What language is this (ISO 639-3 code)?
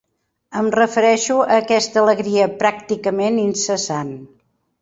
cat